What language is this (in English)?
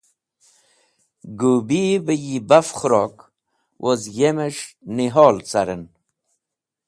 Wakhi